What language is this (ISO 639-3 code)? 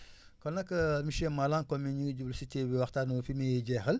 wol